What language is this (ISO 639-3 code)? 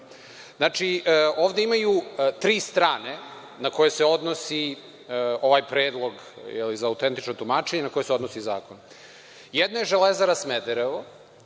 srp